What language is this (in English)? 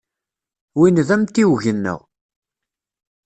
Kabyle